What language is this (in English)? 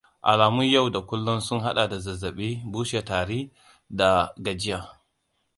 Hausa